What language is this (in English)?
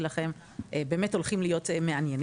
Hebrew